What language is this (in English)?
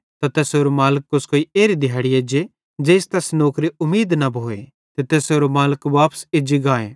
Bhadrawahi